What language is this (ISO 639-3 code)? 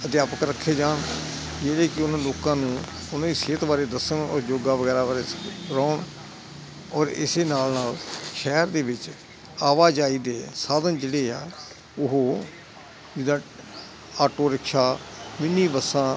pan